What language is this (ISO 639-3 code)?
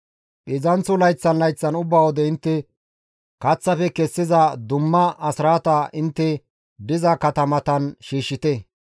gmv